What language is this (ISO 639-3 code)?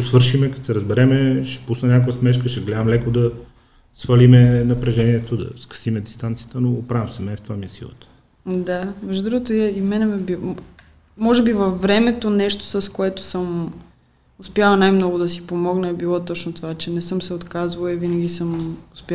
bul